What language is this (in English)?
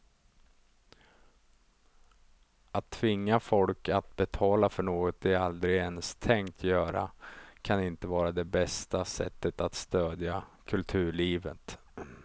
Swedish